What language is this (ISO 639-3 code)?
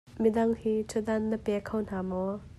cnh